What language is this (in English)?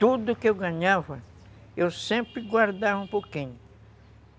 Portuguese